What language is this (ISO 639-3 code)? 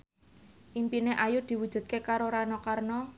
jav